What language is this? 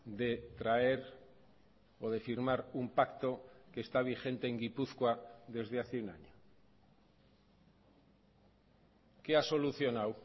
Spanish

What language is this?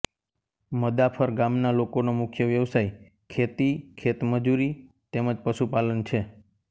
Gujarati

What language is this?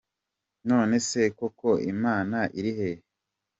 Kinyarwanda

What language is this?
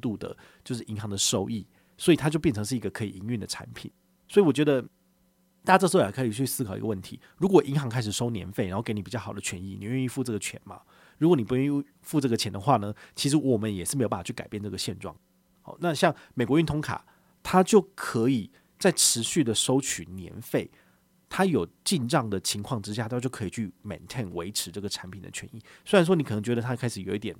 Chinese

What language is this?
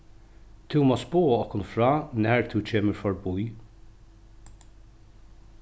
Faroese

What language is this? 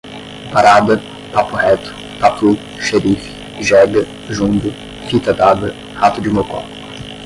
Portuguese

